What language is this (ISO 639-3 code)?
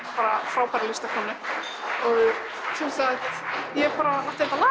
isl